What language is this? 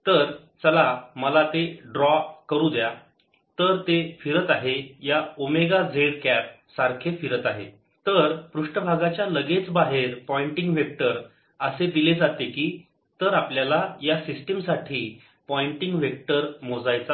Marathi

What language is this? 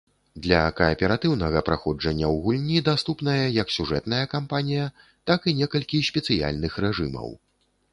Belarusian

